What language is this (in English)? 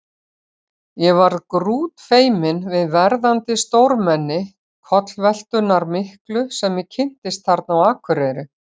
Icelandic